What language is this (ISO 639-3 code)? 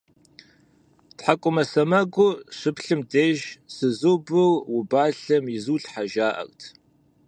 kbd